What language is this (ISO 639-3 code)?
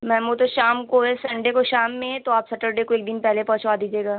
urd